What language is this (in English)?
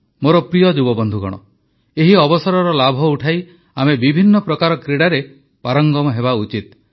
Odia